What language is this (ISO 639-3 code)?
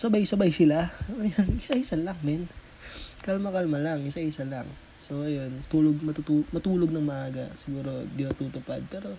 fil